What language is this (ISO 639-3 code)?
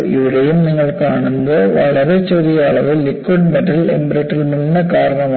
mal